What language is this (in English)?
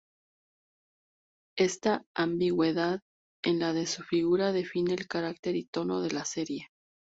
Spanish